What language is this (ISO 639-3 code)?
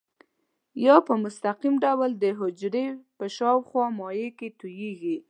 pus